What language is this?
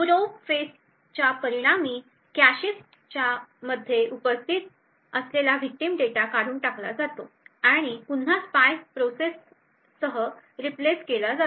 Marathi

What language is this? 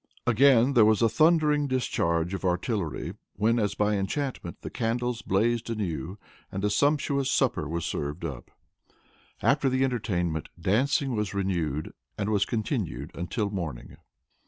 English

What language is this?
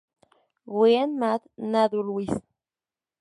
Spanish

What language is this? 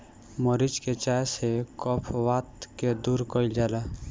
Bhojpuri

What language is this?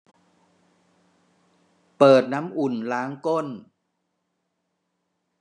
Thai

